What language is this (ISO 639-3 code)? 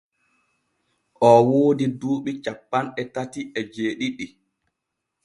fue